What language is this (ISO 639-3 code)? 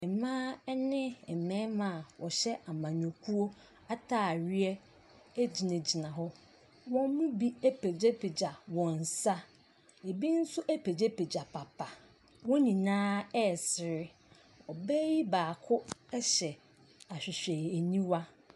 aka